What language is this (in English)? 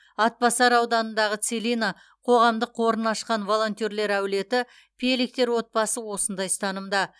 Kazakh